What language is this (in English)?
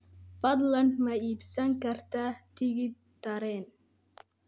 Somali